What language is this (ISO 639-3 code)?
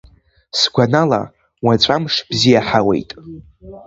abk